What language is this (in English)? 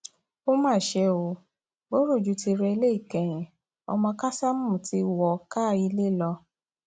Yoruba